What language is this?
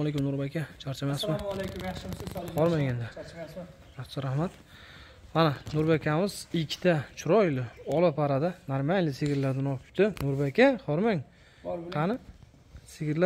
Turkish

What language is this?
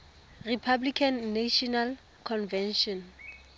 Tswana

